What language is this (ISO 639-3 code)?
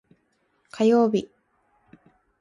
jpn